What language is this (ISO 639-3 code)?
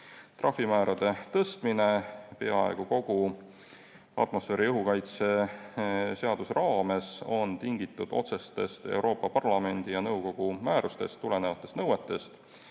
est